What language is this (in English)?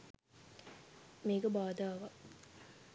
Sinhala